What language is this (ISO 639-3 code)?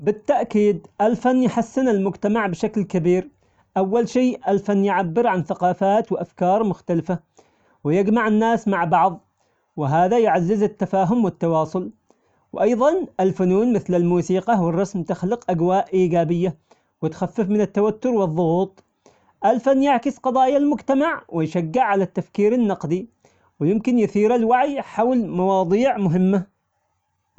acx